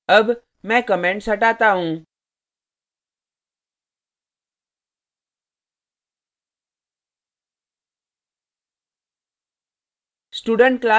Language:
Hindi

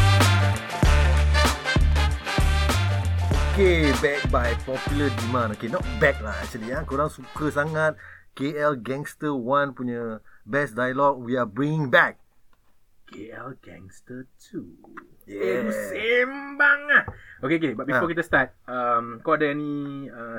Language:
Malay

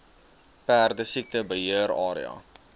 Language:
Afrikaans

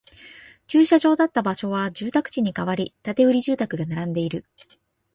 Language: Japanese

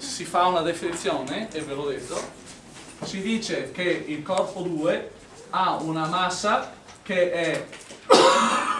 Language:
Italian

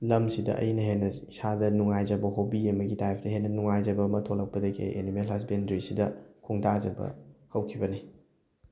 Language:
Manipuri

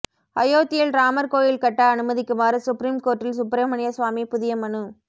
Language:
Tamil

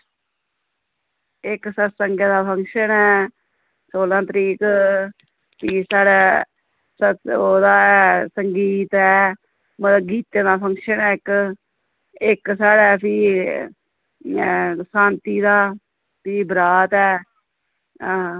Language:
Dogri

